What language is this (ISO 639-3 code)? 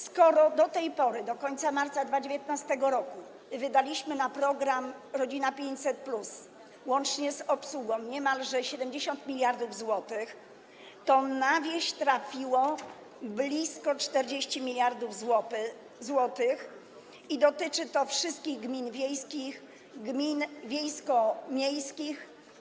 pol